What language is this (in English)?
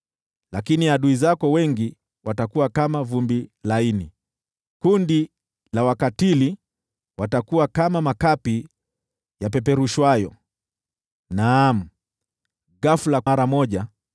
Swahili